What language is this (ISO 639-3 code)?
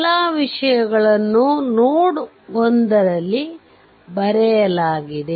kan